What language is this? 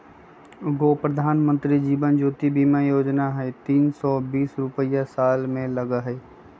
Magahi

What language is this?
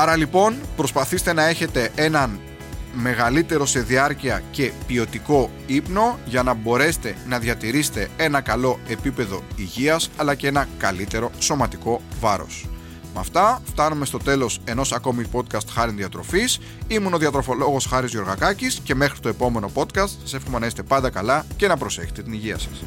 Greek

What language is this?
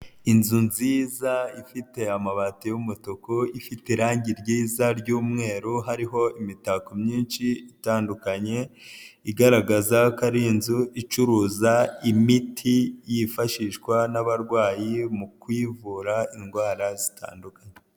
Kinyarwanda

